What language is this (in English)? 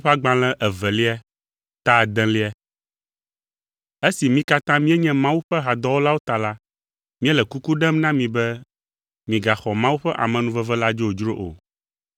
Ewe